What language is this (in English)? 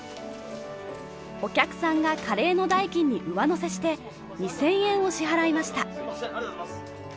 Japanese